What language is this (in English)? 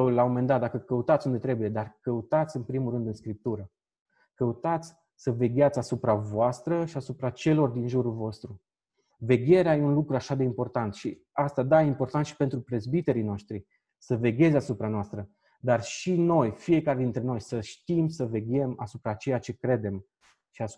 Romanian